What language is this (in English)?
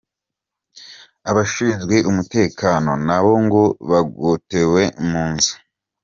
Kinyarwanda